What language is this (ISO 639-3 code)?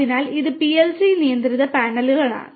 mal